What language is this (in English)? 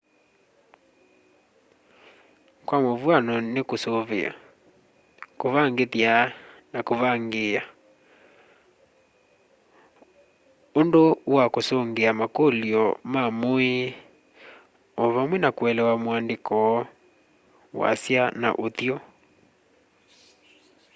Kamba